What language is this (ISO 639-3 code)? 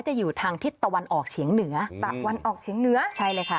tha